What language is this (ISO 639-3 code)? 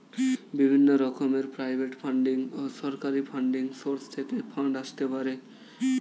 ben